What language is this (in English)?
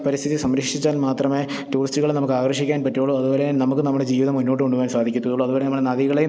Malayalam